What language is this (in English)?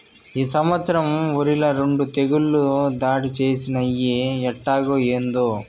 Telugu